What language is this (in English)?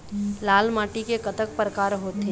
Chhattisgarhi